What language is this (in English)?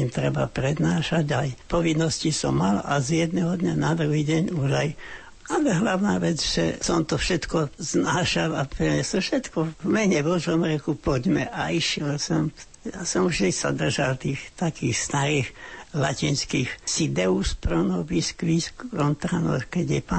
Slovak